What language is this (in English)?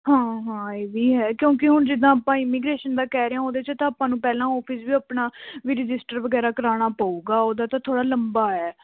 Punjabi